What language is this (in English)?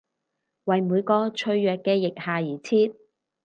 Cantonese